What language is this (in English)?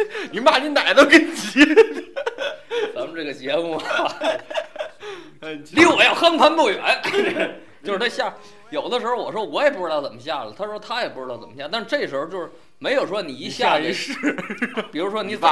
Chinese